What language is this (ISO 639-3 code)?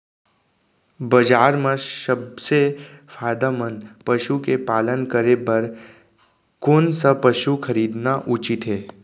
hne